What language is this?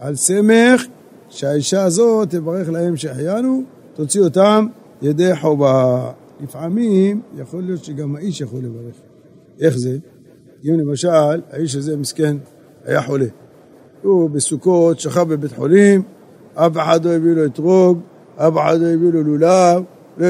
Hebrew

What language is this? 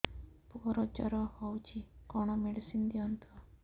Odia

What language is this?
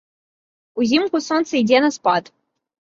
Belarusian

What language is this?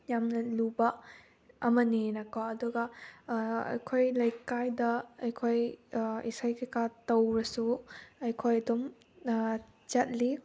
Manipuri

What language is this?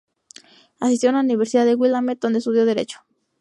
Spanish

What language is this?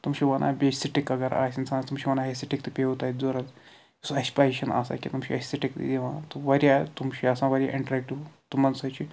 Kashmiri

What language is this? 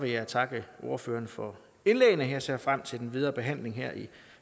Danish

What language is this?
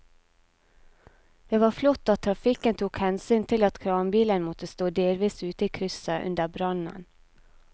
Norwegian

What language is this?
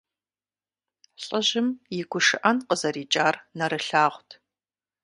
Kabardian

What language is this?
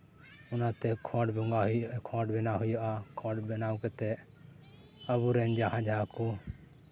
Santali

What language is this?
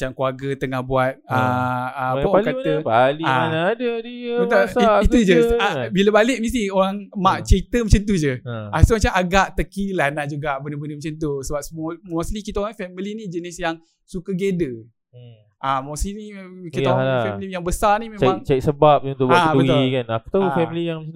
Malay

